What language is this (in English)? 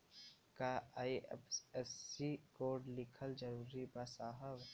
Bhojpuri